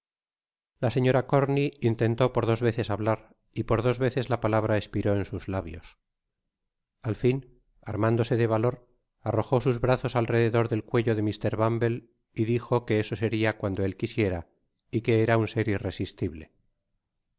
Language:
Spanish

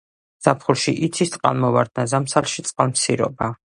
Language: Georgian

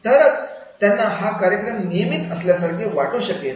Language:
Marathi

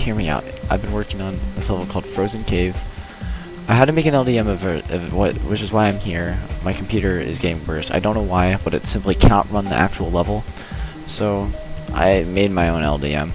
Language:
English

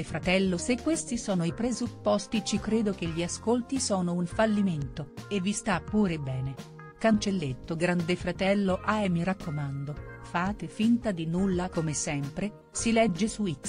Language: Italian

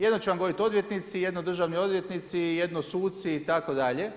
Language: Croatian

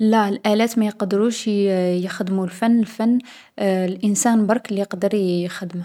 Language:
Algerian Arabic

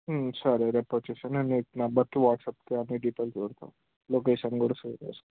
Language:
Telugu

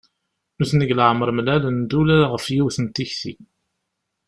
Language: Kabyle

